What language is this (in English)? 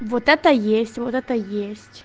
Russian